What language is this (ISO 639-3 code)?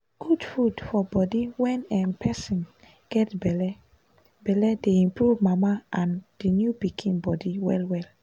pcm